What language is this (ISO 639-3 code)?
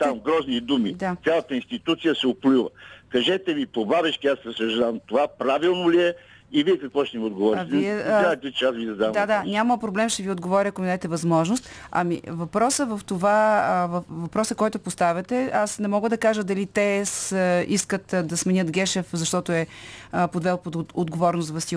bul